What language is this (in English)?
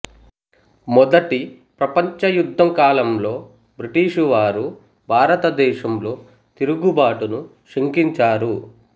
Telugu